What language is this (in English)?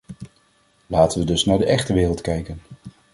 Dutch